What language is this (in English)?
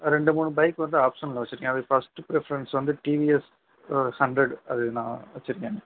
Tamil